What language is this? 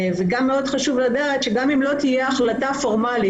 Hebrew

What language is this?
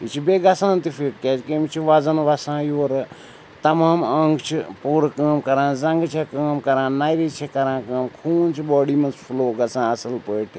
Kashmiri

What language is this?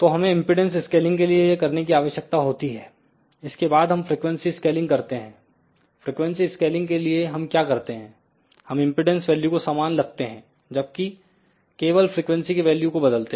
Hindi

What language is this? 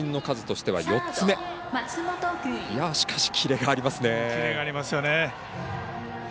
Japanese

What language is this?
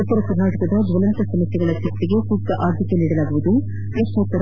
Kannada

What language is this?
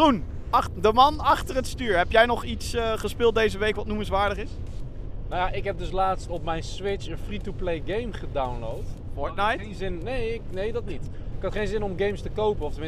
Dutch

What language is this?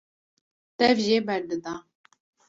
Kurdish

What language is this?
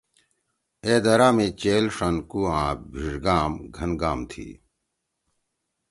Torwali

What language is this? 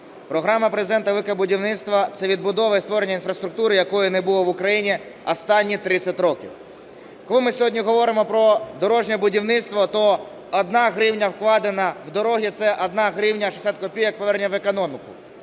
Ukrainian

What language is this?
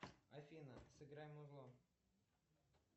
Russian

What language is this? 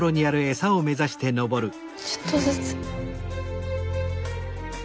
Japanese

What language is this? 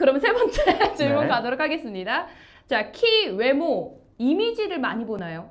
Korean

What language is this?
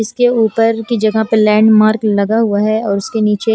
Hindi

